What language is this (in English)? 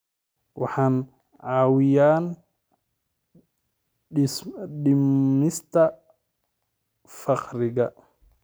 Somali